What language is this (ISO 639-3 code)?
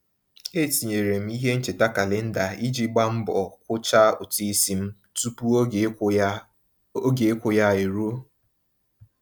ibo